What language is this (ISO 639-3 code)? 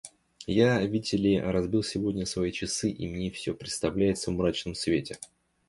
rus